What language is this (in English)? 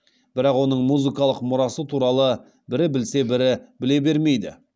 Kazakh